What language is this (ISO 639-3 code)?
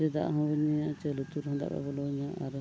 sat